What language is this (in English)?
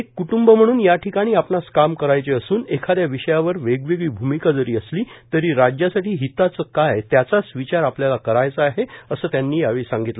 Marathi